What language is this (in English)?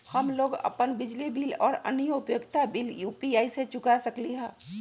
Magahi